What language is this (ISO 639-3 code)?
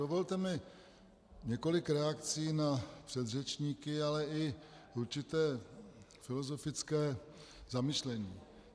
ces